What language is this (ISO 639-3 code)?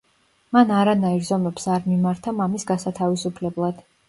kat